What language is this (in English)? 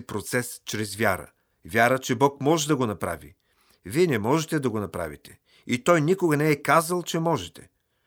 Bulgarian